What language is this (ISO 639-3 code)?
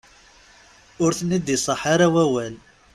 kab